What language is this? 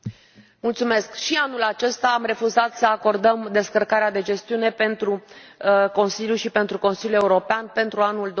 Romanian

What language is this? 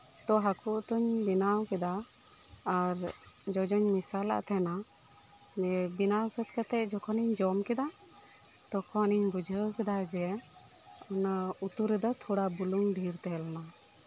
Santali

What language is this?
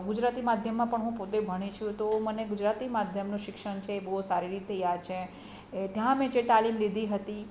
Gujarati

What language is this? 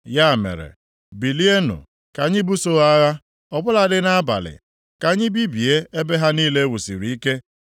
Igbo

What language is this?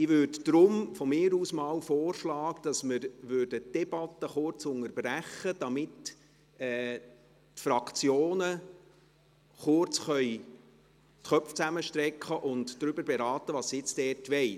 Swiss German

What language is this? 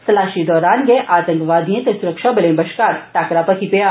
Dogri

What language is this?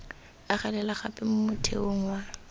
Tswana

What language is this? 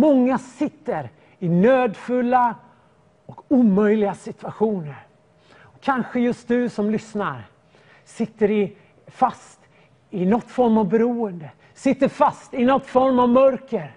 Swedish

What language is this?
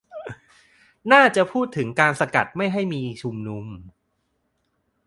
Thai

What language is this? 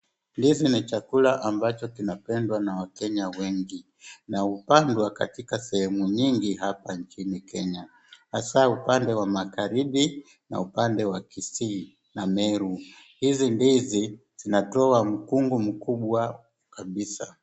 Swahili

